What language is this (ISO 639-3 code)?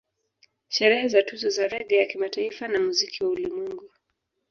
swa